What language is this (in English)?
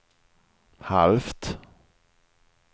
Swedish